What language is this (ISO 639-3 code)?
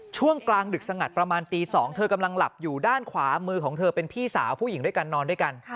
tha